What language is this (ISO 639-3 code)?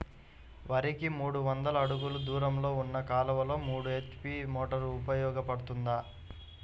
tel